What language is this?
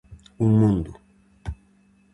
Galician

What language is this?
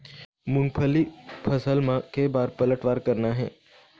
Chhattisgarhi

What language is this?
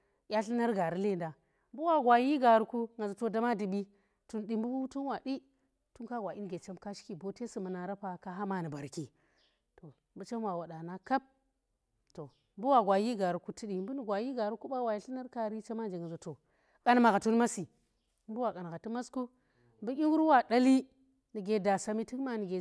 Tera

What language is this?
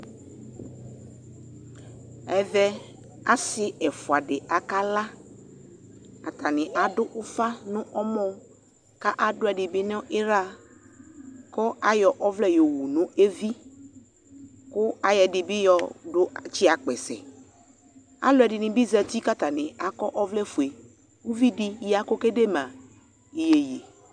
Ikposo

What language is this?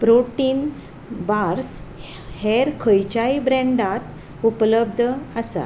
Konkani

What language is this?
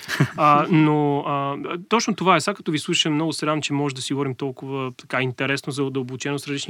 Bulgarian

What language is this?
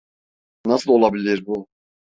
Turkish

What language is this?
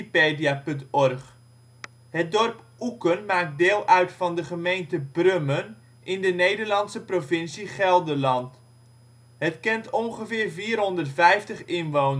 Dutch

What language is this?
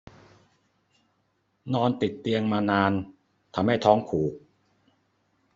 Thai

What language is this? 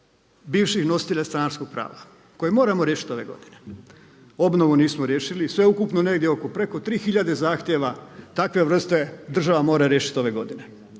Croatian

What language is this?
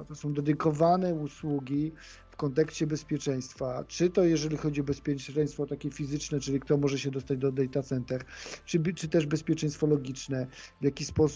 Polish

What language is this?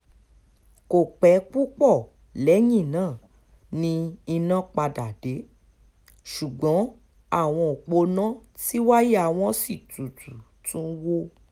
Yoruba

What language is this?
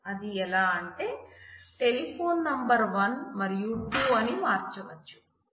Telugu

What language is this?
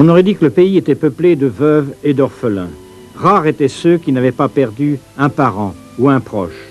French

